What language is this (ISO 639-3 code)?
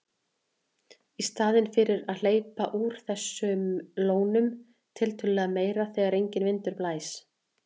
isl